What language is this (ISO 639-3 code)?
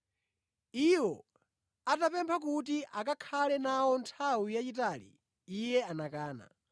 nya